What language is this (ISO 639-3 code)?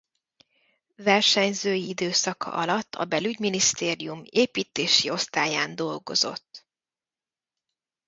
hun